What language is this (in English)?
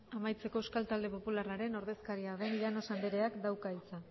Basque